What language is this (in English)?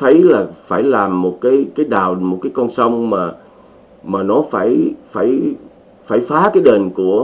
Vietnamese